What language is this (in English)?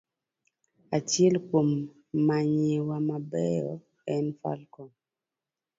Luo (Kenya and Tanzania)